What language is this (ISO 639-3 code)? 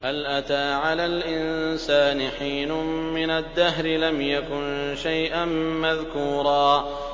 ara